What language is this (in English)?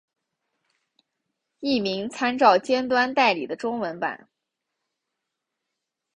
Chinese